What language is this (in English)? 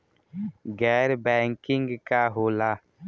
Bhojpuri